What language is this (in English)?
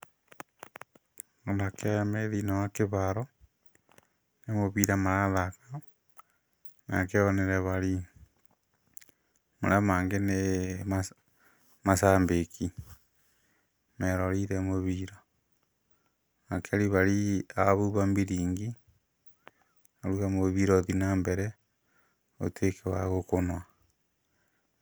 Kikuyu